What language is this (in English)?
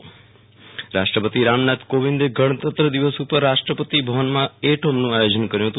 Gujarati